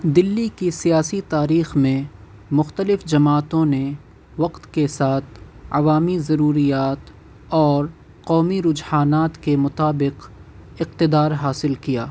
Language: Urdu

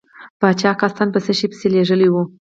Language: Pashto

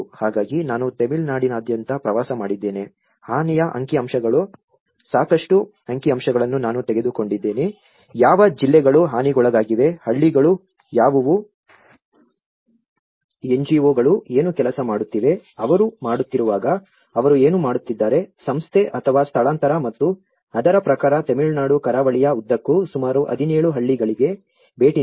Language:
Kannada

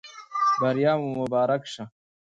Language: Pashto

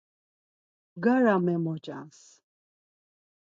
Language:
Laz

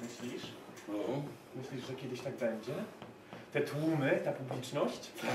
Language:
Polish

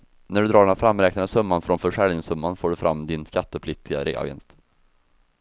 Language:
Swedish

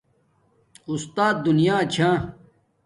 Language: Domaaki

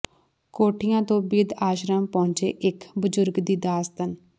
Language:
Punjabi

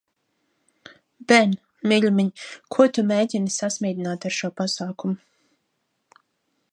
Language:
Latvian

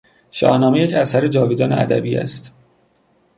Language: Persian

